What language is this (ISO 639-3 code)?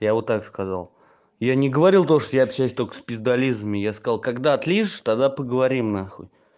rus